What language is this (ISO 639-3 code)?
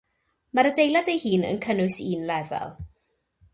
cym